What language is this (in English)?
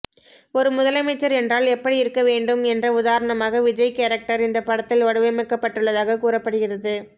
Tamil